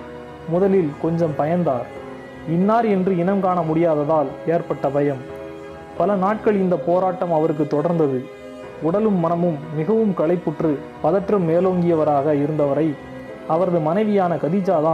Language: Tamil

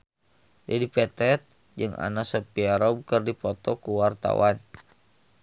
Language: Sundanese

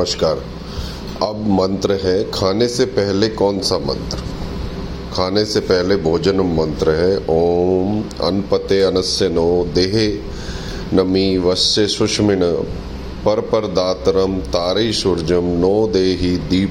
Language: Hindi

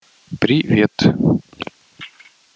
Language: Russian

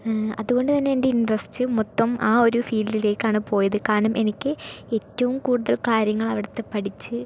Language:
Malayalam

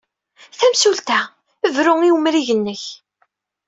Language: Kabyle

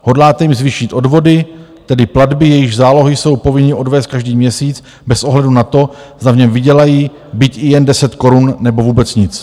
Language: Czech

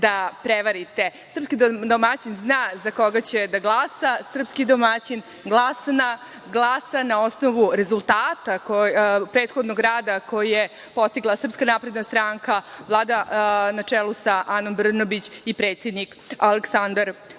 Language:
Serbian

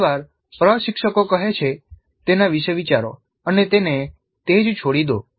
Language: Gujarati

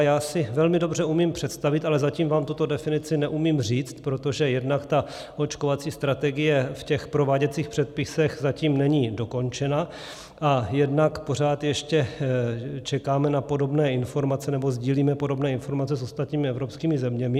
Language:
Czech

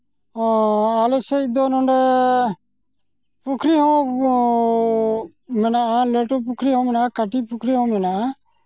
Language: Santali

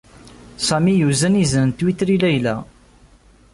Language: Kabyle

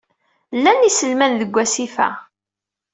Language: Kabyle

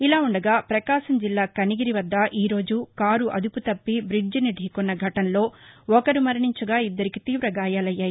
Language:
Telugu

